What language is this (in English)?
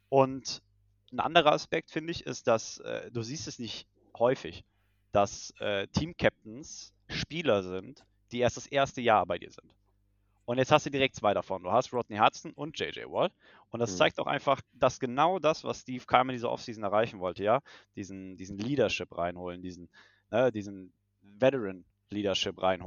German